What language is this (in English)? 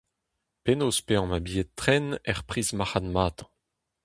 Breton